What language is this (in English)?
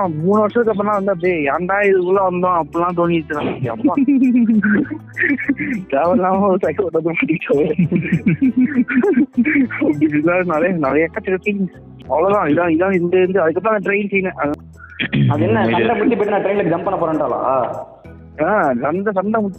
Tamil